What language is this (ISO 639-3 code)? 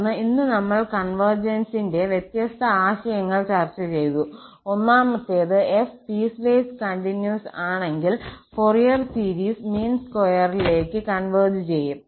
mal